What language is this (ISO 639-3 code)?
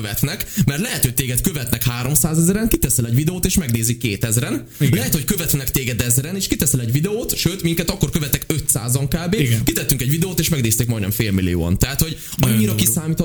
hun